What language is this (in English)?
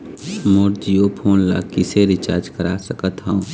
Chhattisgarhi